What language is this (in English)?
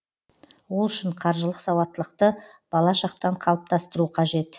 Kazakh